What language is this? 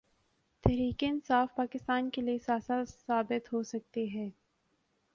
Urdu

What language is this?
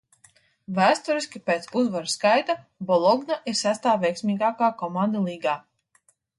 Latvian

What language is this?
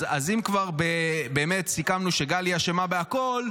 Hebrew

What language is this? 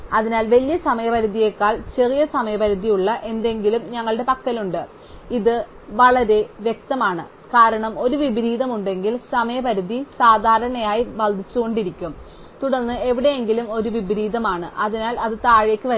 Malayalam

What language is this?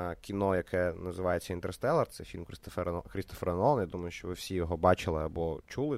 Ukrainian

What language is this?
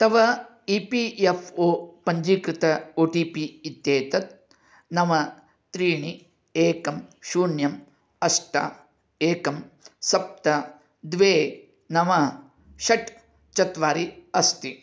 Sanskrit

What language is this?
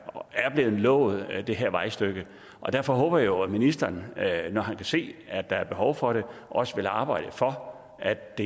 Danish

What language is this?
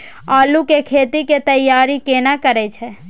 Maithili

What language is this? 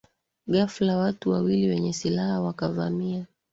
Swahili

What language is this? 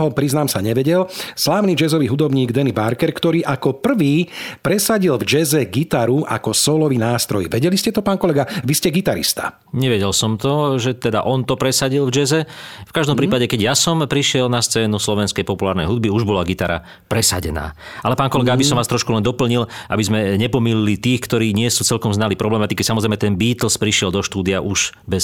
Slovak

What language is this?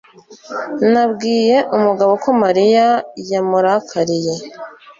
Kinyarwanda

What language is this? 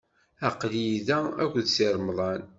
Kabyle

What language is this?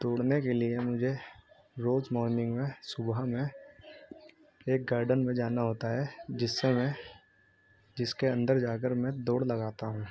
Urdu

